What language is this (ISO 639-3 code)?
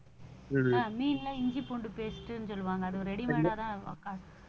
tam